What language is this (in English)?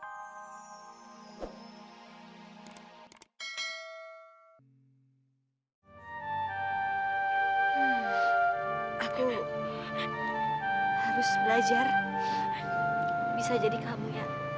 Indonesian